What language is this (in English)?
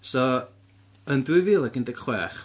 Welsh